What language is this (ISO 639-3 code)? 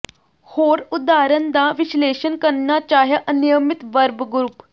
pan